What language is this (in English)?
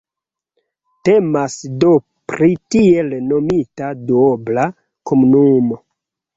Esperanto